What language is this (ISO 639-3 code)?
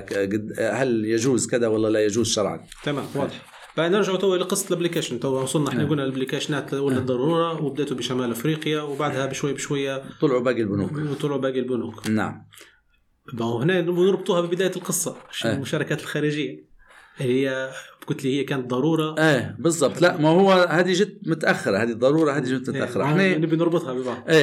ara